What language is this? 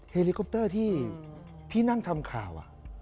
Thai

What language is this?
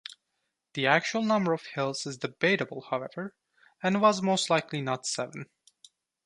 English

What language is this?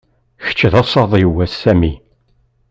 Kabyle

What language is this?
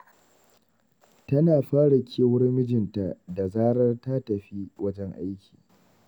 Hausa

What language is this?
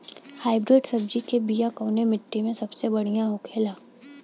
Bhojpuri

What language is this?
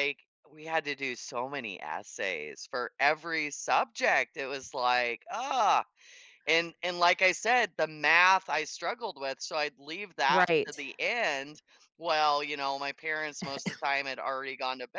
English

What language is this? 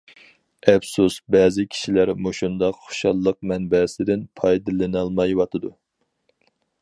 Uyghur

